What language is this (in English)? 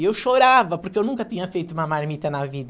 Portuguese